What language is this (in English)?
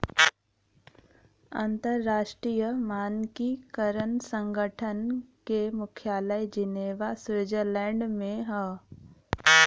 Bhojpuri